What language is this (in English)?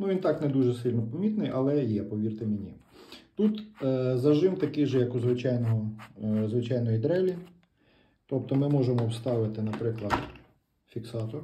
Ukrainian